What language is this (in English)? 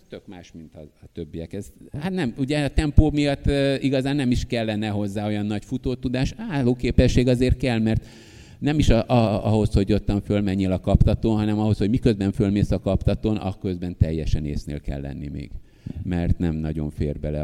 Hungarian